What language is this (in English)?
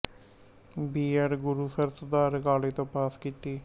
Punjabi